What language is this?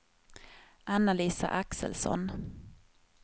Swedish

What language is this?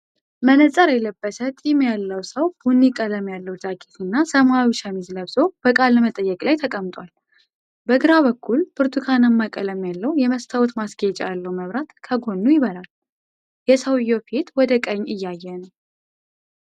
Amharic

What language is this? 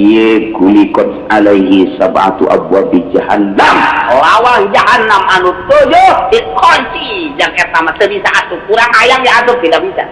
Indonesian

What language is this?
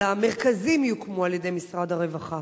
Hebrew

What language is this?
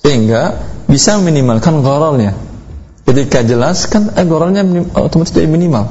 Indonesian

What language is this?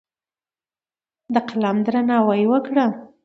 Pashto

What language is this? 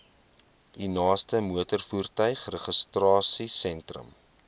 Afrikaans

